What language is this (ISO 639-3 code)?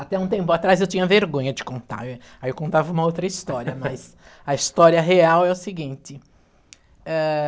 por